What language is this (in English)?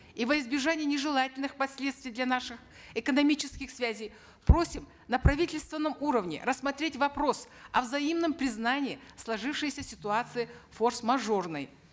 Kazakh